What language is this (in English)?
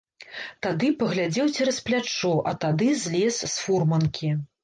Belarusian